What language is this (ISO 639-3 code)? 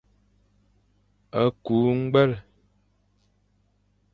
fan